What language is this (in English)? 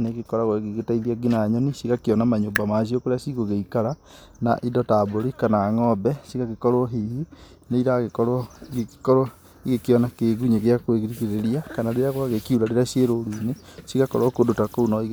Kikuyu